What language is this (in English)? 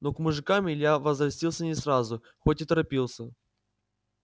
Russian